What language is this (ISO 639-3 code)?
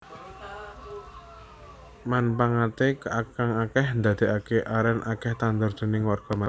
jav